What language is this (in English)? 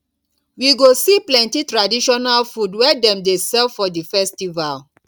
Nigerian Pidgin